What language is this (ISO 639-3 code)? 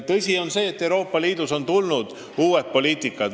est